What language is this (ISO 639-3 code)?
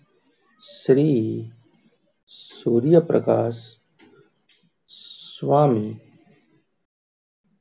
guj